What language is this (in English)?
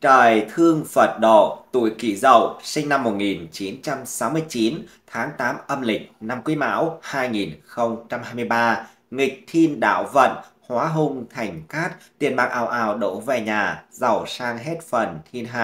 Vietnamese